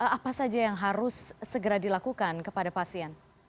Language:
Indonesian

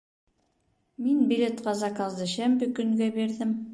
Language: Bashkir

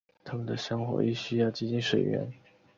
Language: Chinese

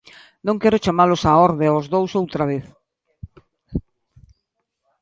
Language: Galician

